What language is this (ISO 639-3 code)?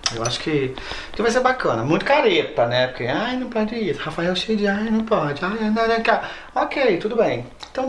por